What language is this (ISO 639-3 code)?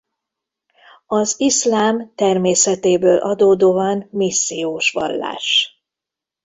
hun